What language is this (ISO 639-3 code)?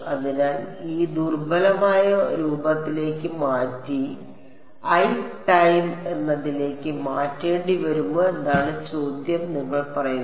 mal